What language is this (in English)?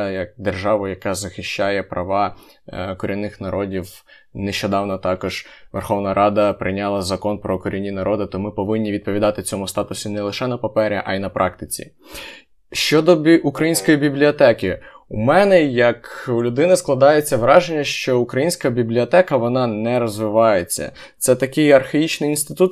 Ukrainian